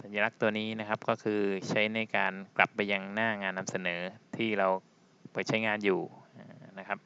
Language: Thai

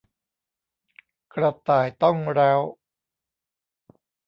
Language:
Thai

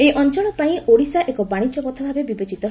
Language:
Odia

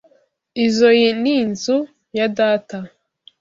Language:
Kinyarwanda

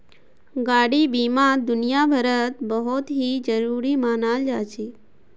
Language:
Magahi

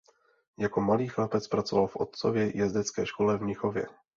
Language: Czech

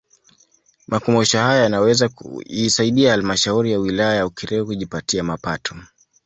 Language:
Swahili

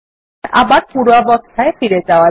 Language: Bangla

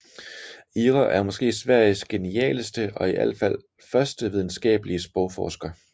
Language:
Danish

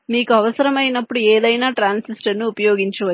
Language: Telugu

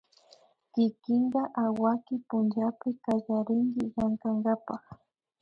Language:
Imbabura Highland Quichua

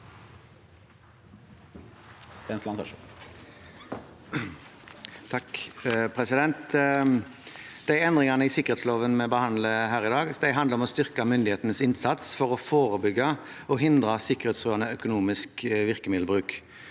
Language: Norwegian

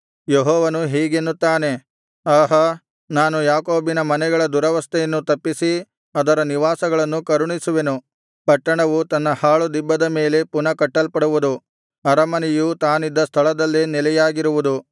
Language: Kannada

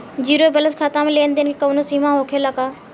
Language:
Bhojpuri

